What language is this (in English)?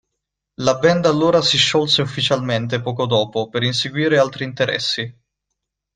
Italian